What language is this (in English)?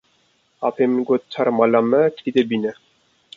Kurdish